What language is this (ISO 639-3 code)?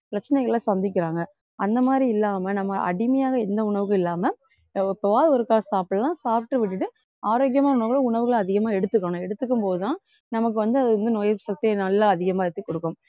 tam